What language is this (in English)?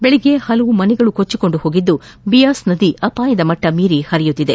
Kannada